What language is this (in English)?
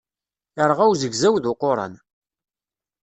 Kabyle